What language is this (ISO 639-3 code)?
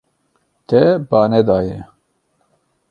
kur